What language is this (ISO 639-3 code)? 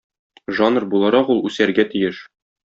tat